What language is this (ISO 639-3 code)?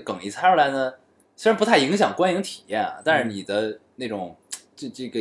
zho